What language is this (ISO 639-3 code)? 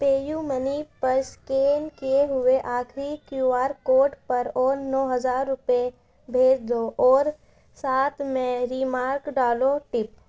urd